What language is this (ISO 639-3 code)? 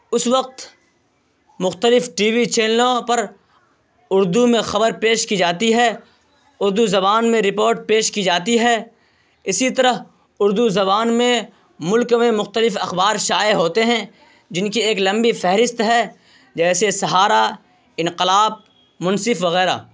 urd